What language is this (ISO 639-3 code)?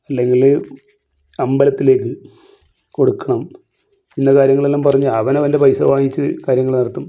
mal